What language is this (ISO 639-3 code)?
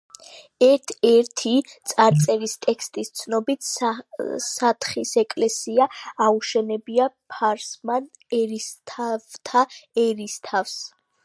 kat